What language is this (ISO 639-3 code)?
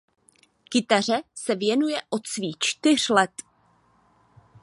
ces